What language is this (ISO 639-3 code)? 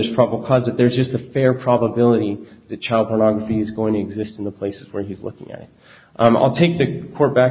eng